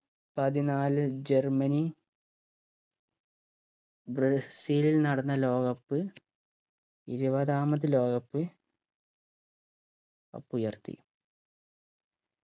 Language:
Malayalam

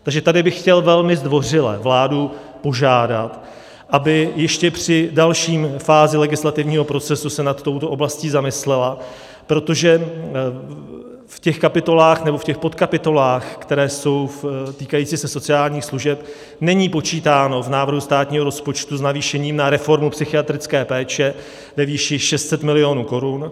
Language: Czech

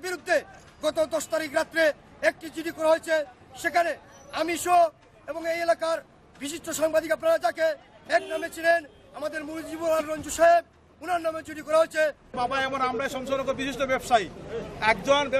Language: Italian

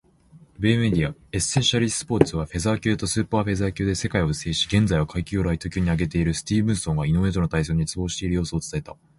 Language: Japanese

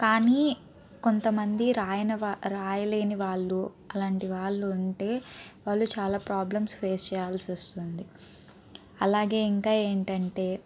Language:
Telugu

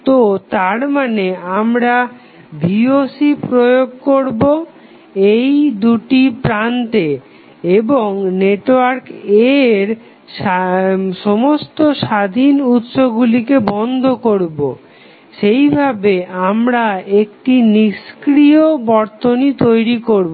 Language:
Bangla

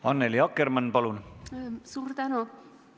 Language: Estonian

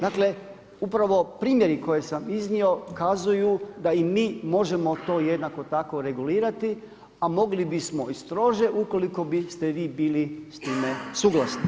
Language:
Croatian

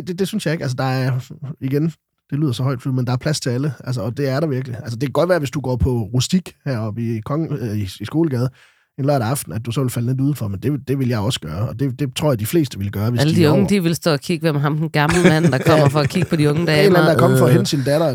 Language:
Danish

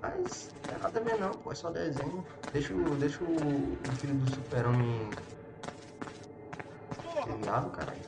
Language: Portuguese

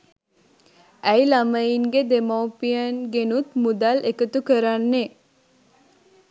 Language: Sinhala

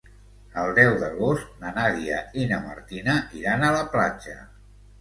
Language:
Catalan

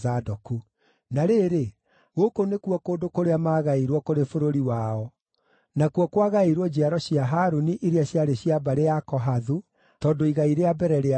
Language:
Kikuyu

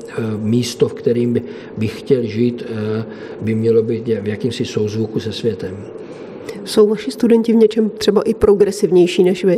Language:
Czech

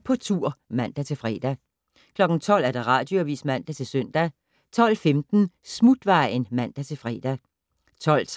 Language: Danish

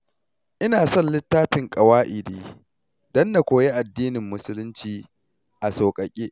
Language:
Hausa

